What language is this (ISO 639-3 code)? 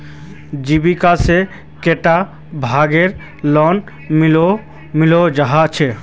mag